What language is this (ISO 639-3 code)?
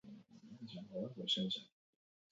eus